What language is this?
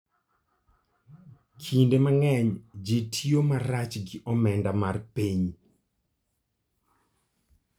Luo (Kenya and Tanzania)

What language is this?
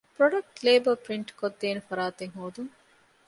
Divehi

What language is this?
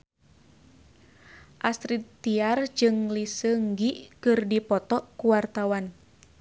Sundanese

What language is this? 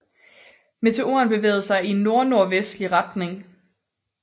Danish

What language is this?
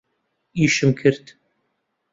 Central Kurdish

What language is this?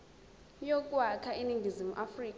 Zulu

